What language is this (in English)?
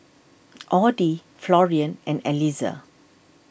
English